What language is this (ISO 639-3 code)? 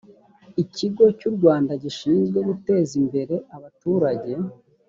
kin